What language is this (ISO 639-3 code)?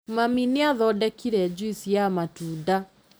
kik